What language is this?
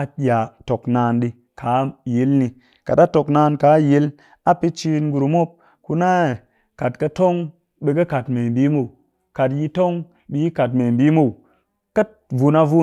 Cakfem-Mushere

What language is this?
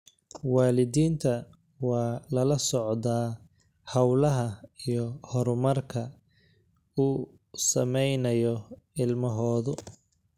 Somali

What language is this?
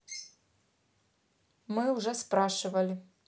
Russian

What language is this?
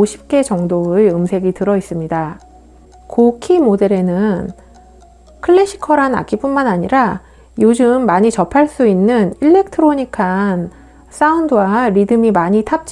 Korean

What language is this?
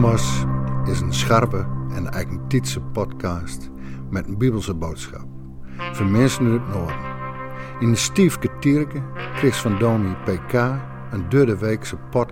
Dutch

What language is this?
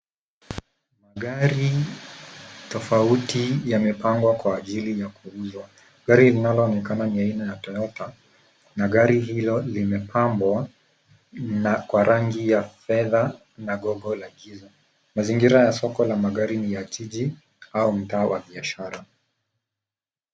Swahili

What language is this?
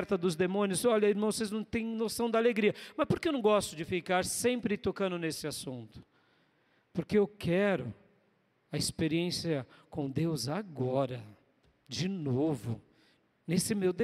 Portuguese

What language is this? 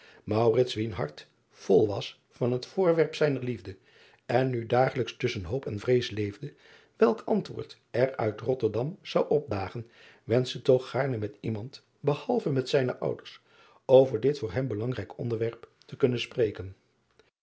Dutch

